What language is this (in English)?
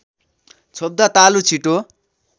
Nepali